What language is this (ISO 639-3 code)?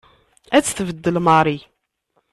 kab